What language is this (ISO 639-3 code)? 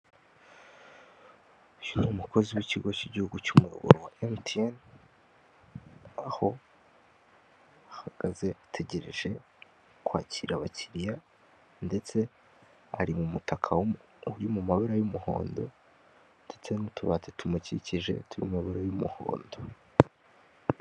kin